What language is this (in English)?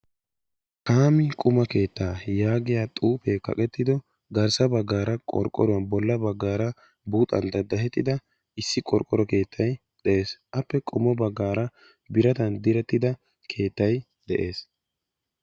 Wolaytta